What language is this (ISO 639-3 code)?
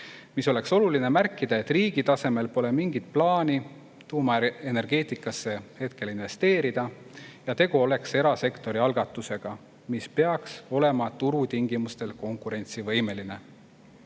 est